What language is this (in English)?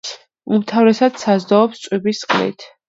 Georgian